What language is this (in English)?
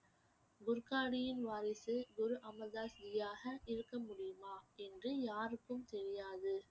Tamil